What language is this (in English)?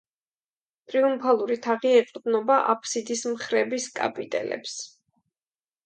Georgian